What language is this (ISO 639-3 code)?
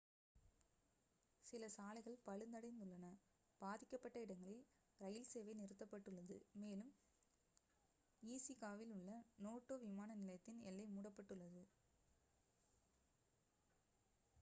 tam